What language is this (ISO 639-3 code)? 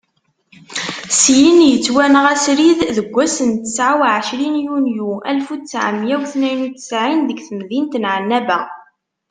kab